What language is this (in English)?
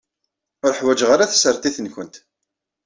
Kabyle